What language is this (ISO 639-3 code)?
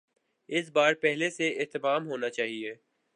urd